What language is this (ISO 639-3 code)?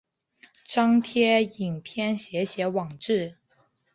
zho